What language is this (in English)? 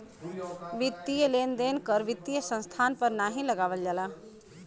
Bhojpuri